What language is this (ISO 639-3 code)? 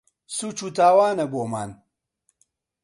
ckb